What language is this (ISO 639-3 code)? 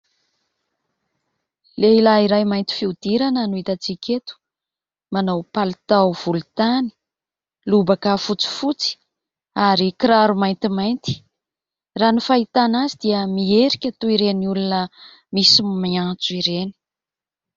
mlg